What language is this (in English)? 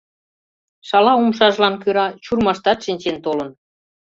Mari